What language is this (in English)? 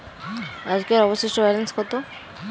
Bangla